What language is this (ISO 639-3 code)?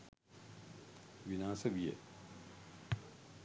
sin